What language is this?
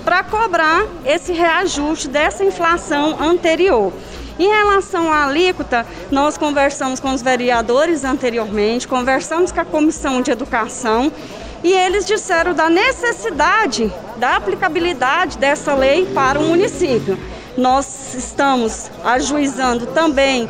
Portuguese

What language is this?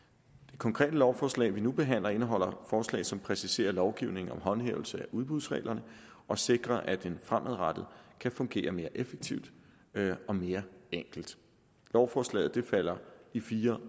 Danish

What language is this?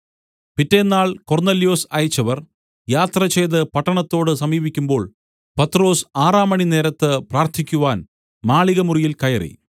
Malayalam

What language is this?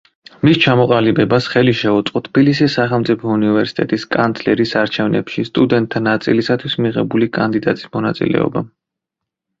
Georgian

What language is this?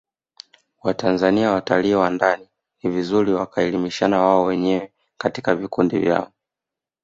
Swahili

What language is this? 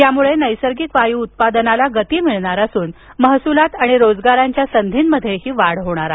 Marathi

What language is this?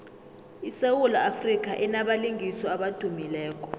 South Ndebele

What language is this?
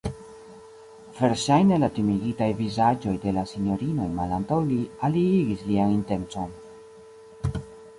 Esperanto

